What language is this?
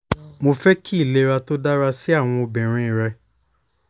Yoruba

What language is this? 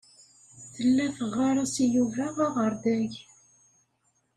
Kabyle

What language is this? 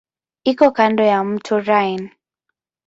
Swahili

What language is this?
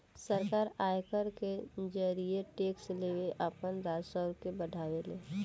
Bhojpuri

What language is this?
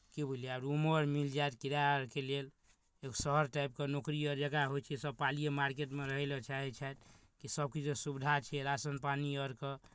Maithili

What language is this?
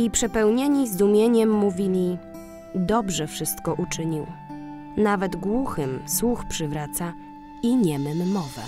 Polish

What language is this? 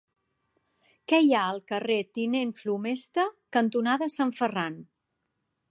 Catalan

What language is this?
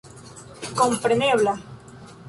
Esperanto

